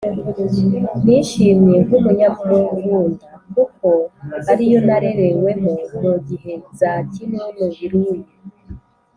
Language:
Kinyarwanda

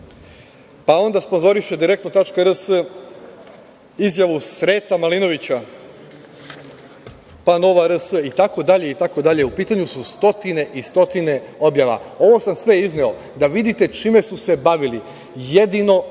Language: Serbian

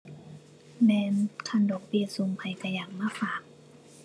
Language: Thai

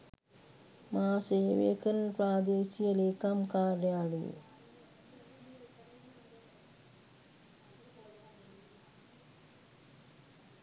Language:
Sinhala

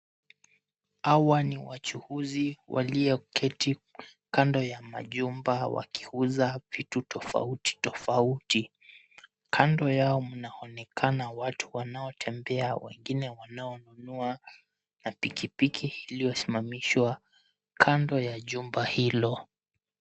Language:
Swahili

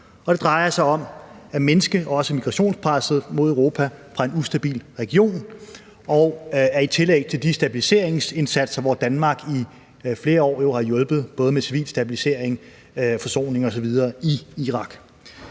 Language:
Danish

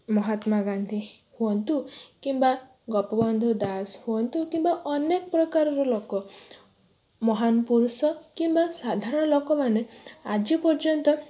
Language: Odia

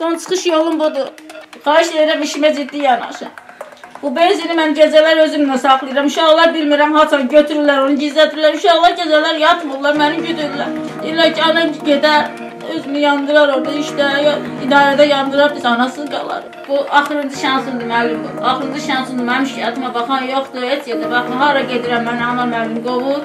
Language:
Turkish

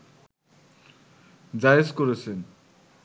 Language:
Bangla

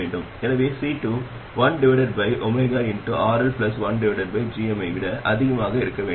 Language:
Tamil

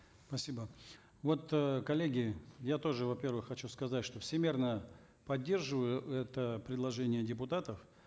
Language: Kazakh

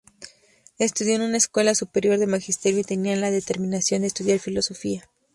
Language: Spanish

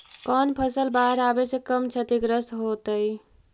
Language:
Magahi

